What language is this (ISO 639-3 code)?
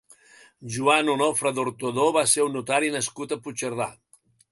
cat